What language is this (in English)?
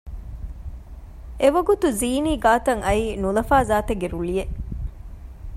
Divehi